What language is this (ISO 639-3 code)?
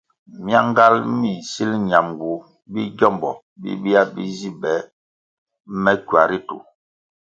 nmg